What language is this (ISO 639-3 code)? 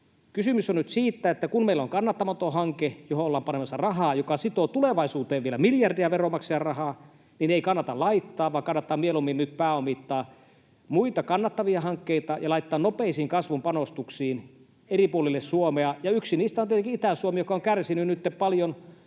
fin